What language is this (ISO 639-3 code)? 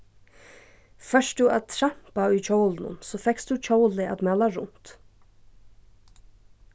fao